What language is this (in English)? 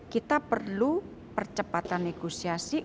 Indonesian